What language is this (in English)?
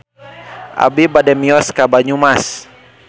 Sundanese